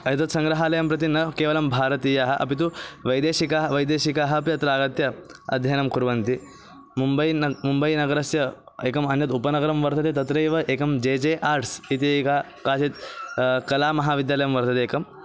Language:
Sanskrit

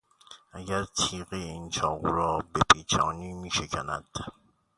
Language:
Persian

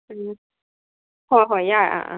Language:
Manipuri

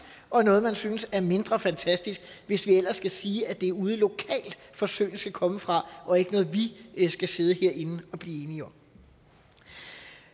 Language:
Danish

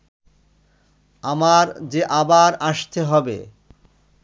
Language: Bangla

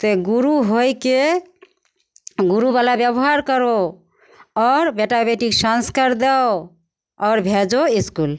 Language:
Maithili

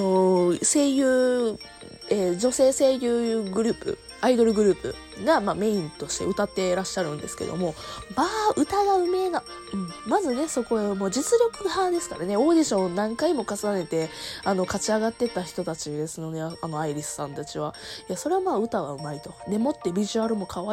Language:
Japanese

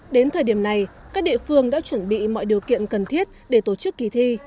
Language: Vietnamese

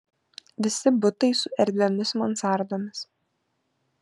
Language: Lithuanian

